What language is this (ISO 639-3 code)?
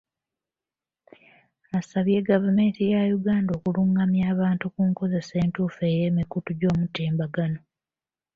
lug